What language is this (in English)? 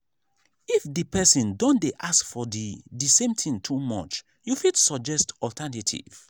Nigerian Pidgin